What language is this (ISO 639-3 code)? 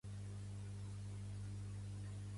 cat